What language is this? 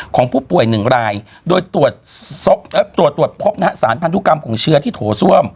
Thai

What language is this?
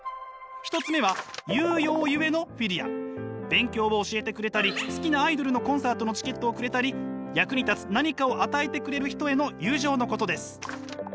Japanese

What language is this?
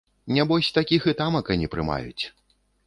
Belarusian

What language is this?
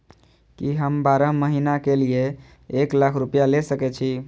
Maithili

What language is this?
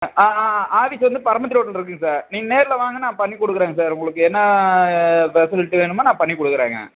Tamil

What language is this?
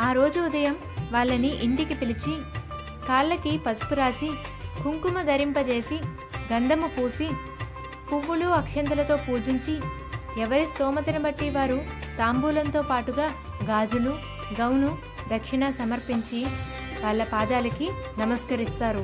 Telugu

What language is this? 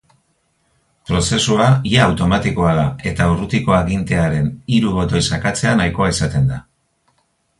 Basque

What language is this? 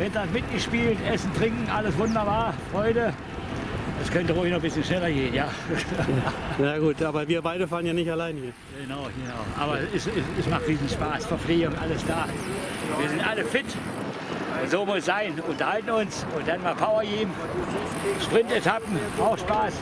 German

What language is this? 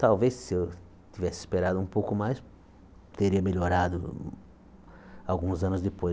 Portuguese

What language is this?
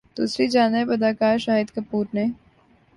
Urdu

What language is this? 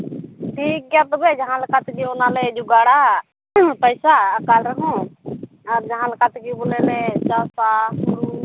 Santali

